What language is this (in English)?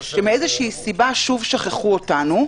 Hebrew